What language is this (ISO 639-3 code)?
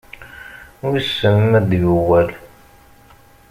kab